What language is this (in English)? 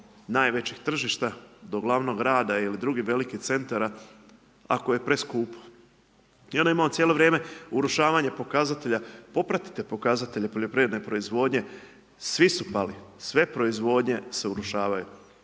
Croatian